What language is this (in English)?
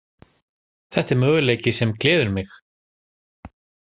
Icelandic